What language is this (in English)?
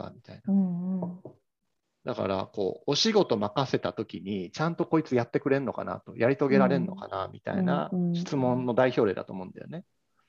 Japanese